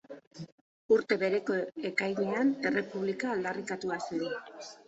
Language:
Basque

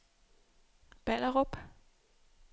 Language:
Danish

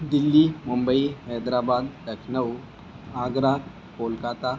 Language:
Urdu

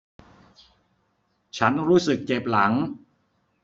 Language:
Thai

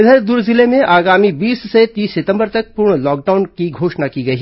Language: Hindi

